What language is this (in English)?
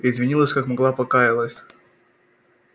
Russian